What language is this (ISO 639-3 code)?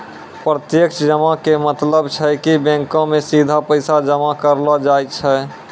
mai